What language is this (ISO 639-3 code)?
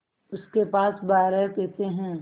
hin